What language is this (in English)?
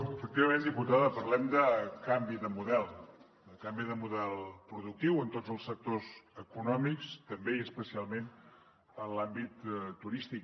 Catalan